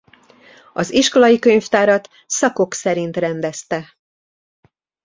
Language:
Hungarian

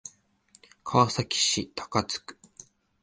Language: Japanese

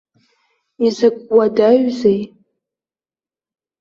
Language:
Abkhazian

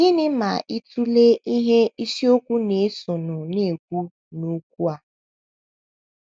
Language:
Igbo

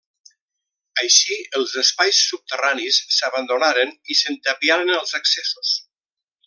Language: Catalan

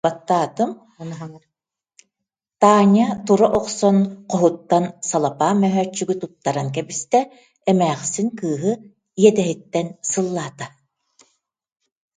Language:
Yakut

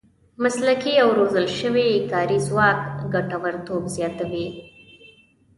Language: Pashto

